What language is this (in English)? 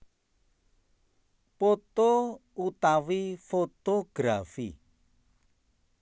Javanese